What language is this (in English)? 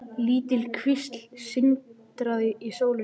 Icelandic